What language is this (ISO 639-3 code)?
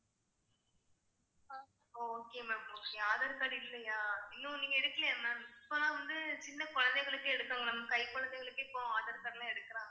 tam